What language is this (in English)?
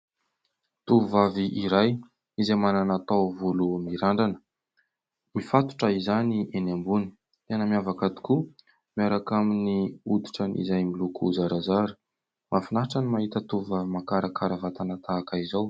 Malagasy